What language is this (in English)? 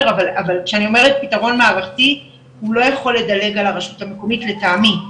Hebrew